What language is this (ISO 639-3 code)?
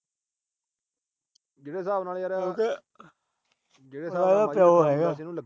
pan